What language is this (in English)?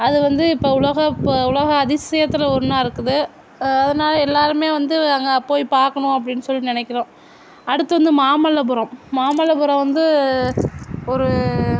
Tamil